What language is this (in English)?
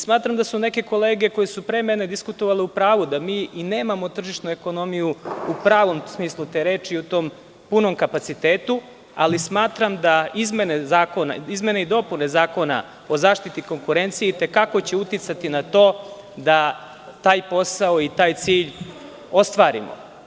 Serbian